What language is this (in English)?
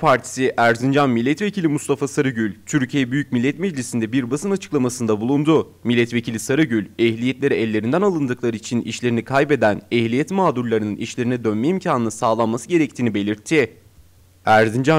Turkish